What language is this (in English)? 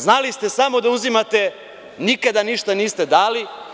Serbian